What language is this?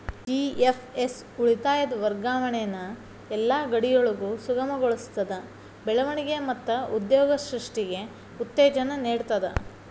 Kannada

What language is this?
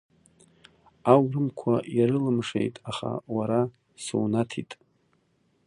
Abkhazian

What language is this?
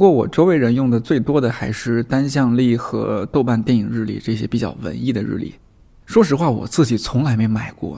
Chinese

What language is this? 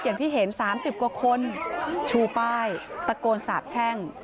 Thai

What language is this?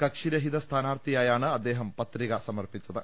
Malayalam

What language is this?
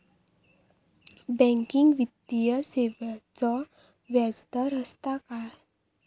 Marathi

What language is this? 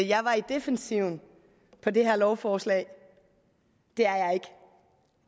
Danish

